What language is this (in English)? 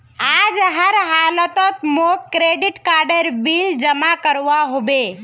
Magahi